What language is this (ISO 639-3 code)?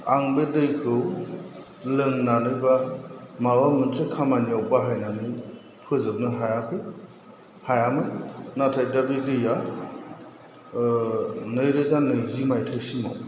brx